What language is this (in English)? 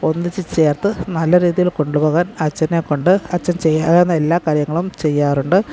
Malayalam